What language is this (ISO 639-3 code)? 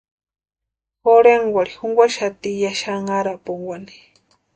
pua